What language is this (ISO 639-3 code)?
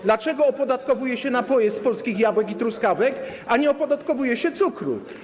pol